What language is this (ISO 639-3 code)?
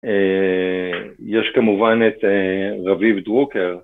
heb